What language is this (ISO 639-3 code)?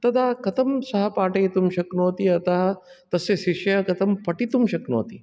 san